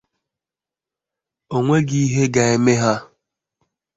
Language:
Igbo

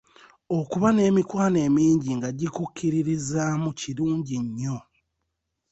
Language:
Ganda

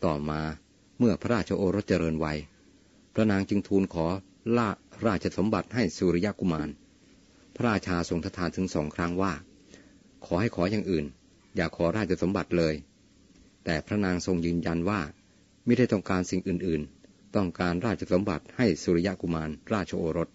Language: Thai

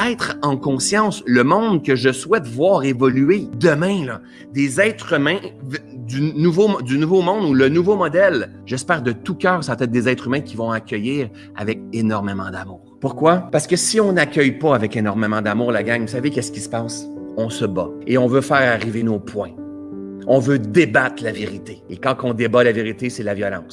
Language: French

